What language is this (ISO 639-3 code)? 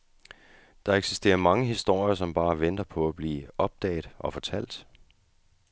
dan